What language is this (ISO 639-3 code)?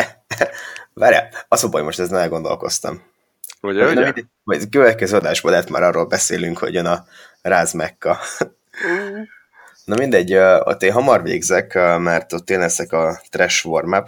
hun